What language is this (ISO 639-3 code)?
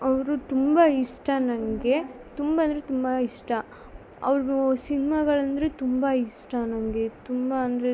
kan